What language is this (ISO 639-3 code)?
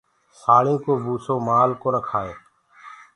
ggg